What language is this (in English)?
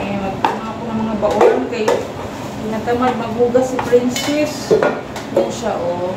Filipino